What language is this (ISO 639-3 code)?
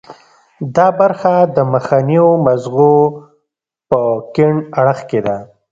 pus